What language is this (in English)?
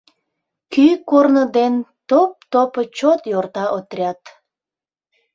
Mari